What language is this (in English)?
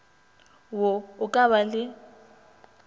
Northern Sotho